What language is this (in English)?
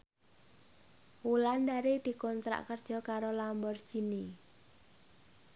Javanese